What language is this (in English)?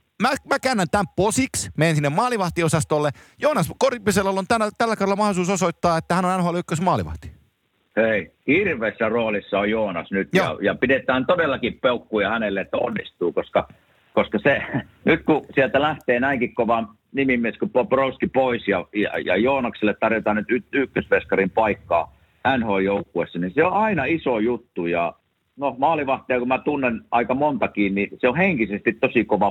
Finnish